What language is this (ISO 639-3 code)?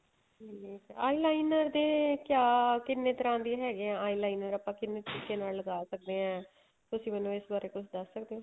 pan